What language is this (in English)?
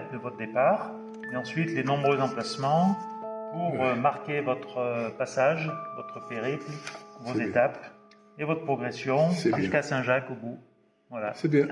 French